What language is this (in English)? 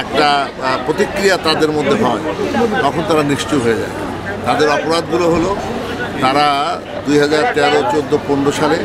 Greek